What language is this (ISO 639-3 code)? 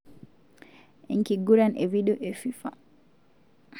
mas